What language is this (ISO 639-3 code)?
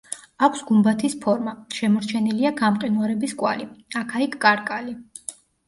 kat